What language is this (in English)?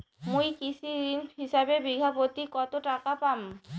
Bangla